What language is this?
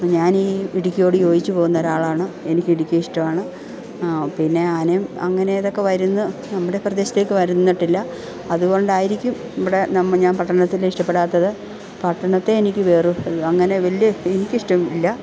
Malayalam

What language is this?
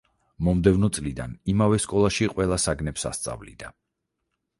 Georgian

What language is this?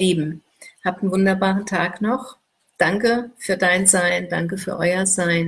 German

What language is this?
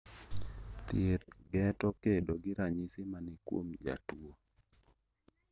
Luo (Kenya and Tanzania)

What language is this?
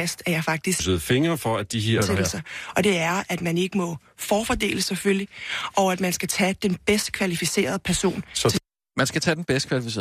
Danish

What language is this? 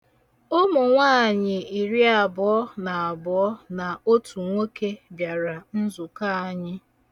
Igbo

